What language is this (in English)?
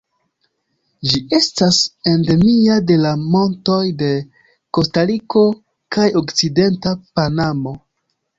Esperanto